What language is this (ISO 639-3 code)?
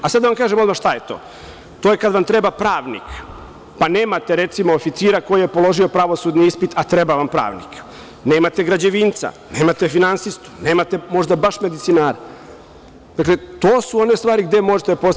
srp